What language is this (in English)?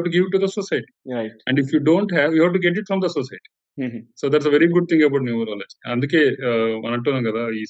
Telugu